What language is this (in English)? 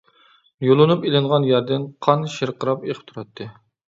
Uyghur